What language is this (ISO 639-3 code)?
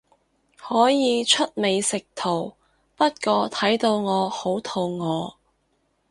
yue